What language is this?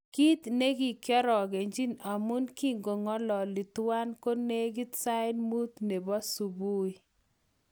Kalenjin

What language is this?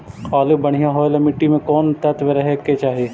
Magahi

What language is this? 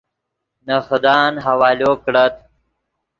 Yidgha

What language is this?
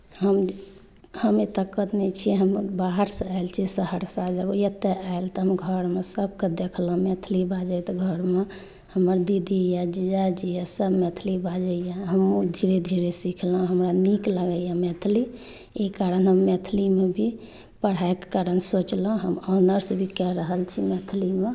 Maithili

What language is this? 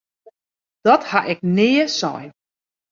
Western Frisian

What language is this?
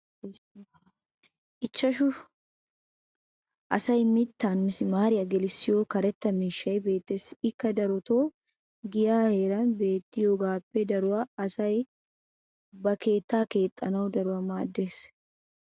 Wolaytta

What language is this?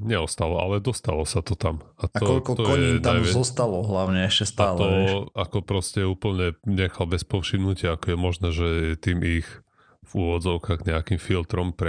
Slovak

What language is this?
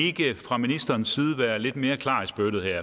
Danish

